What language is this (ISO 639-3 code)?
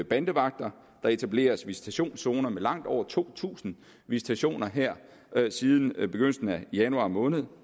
dan